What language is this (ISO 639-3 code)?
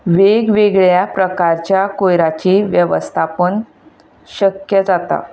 kok